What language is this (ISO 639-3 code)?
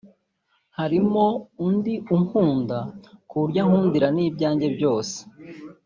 kin